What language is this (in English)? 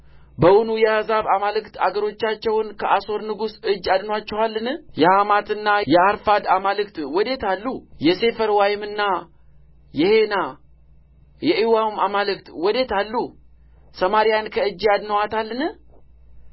Amharic